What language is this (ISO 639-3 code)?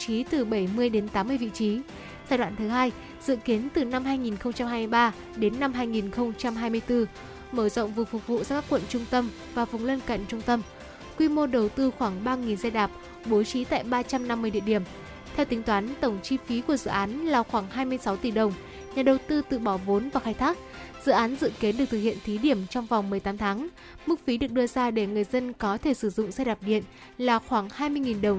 vie